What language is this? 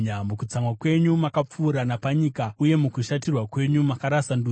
Shona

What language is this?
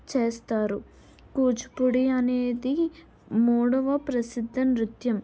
Telugu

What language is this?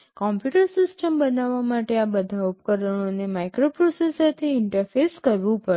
Gujarati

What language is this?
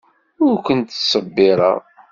Kabyle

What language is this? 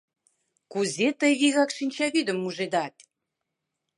Mari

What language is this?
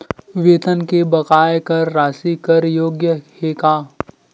Chhattisgarhi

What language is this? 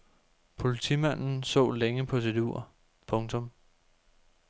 Danish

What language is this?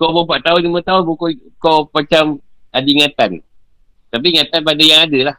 Malay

